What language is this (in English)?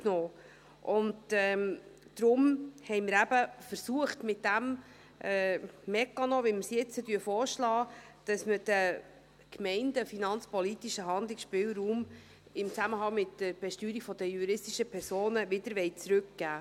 Swiss German